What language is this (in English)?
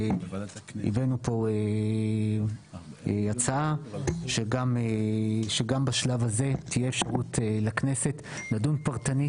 Hebrew